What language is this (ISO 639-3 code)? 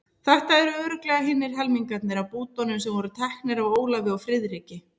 isl